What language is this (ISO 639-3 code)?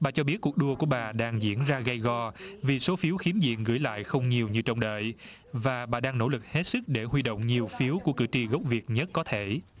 vie